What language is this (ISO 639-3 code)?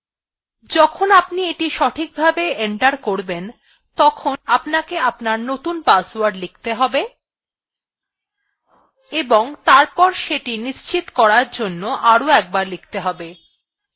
ben